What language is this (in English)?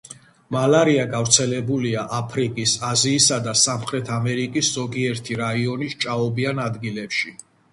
Georgian